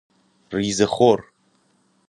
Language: Persian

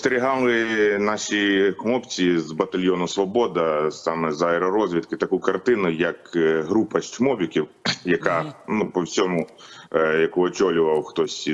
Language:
Ukrainian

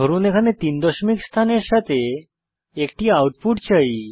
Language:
Bangla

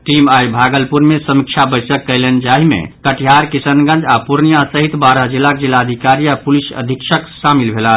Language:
Maithili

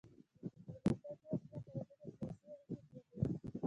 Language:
Pashto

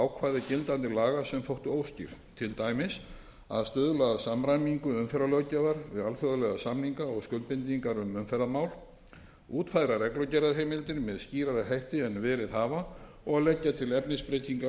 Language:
Icelandic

